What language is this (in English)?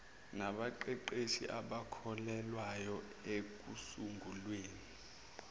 Zulu